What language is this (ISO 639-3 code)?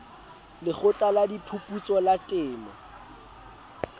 sot